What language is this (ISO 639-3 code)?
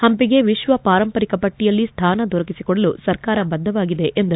kan